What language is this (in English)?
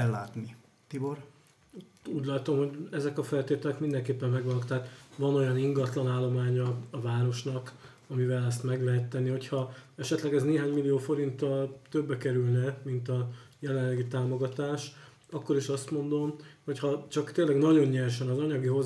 Hungarian